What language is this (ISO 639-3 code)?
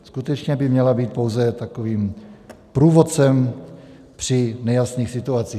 ces